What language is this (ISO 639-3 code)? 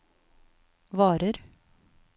nor